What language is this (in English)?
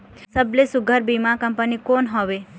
Chhattisgarhi